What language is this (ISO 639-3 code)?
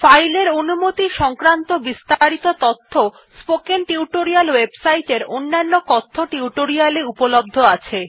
ben